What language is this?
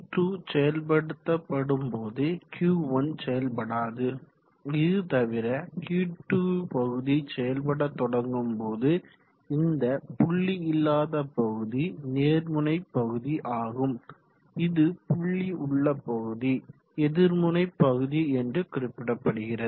Tamil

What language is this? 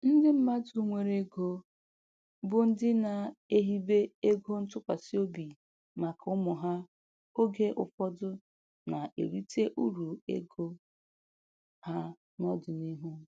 Igbo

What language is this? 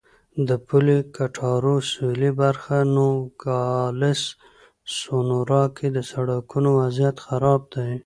Pashto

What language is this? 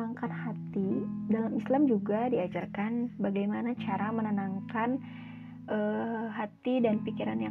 Indonesian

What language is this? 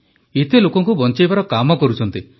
Odia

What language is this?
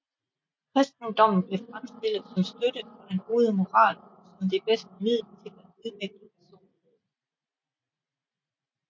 Danish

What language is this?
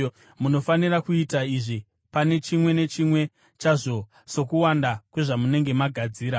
Shona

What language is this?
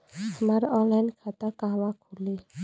Bhojpuri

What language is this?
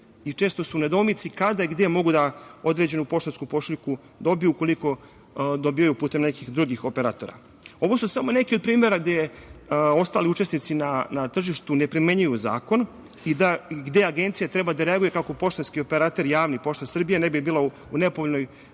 Serbian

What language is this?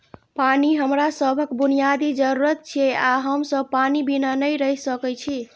Maithili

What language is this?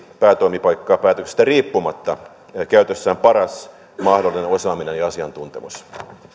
Finnish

